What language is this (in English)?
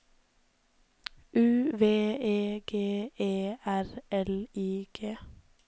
Norwegian